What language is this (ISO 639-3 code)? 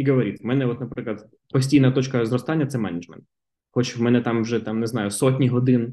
ukr